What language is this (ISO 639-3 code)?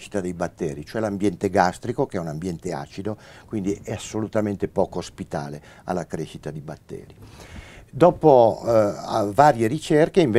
ita